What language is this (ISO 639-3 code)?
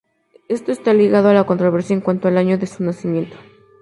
spa